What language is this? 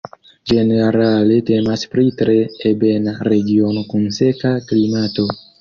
Esperanto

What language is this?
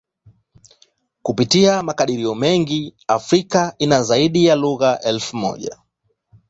Swahili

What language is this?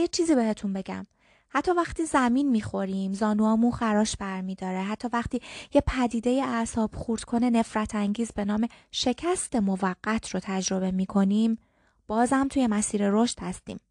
Persian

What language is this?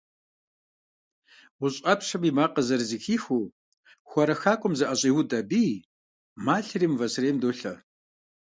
Kabardian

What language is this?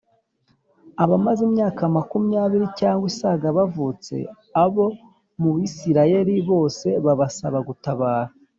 Kinyarwanda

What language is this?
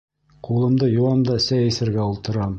Bashkir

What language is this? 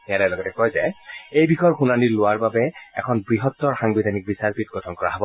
Assamese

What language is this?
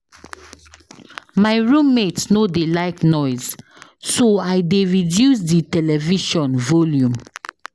Nigerian Pidgin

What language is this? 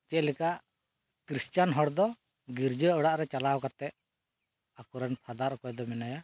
Santali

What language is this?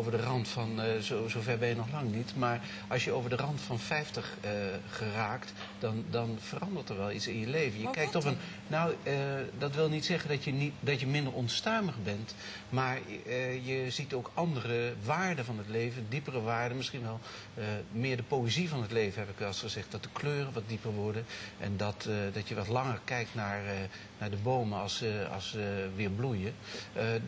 Dutch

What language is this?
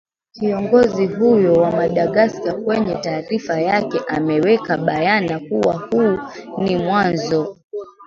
Swahili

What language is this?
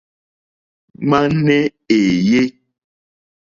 Mokpwe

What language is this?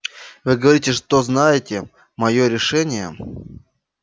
Russian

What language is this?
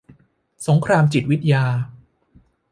Thai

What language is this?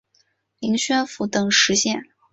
Chinese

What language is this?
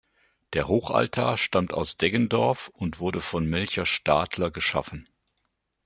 German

